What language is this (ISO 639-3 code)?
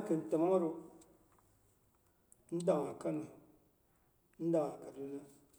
bux